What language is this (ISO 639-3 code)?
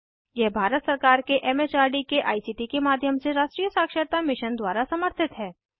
hin